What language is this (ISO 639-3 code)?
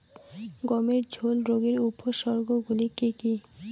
ben